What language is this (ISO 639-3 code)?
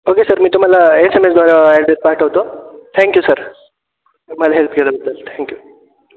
mar